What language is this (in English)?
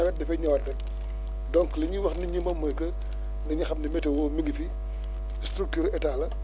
Wolof